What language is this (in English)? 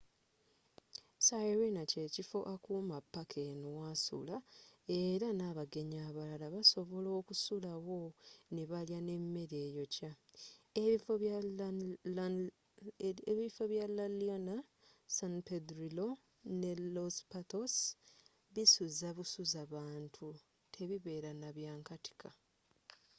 Ganda